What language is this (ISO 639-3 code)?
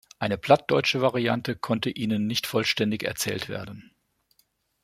deu